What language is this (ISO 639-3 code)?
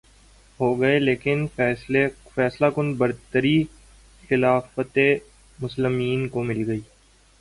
urd